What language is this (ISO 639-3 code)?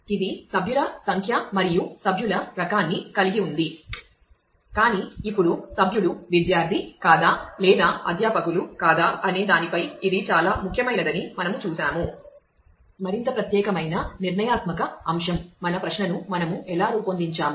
tel